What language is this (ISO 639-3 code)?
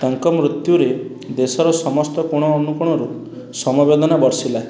ori